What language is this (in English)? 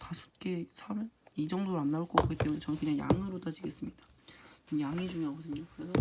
Korean